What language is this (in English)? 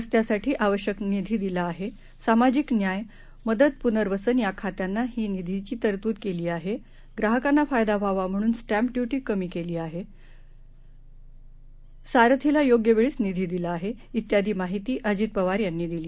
Marathi